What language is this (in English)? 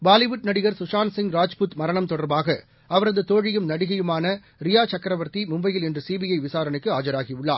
Tamil